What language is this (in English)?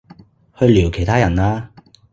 Cantonese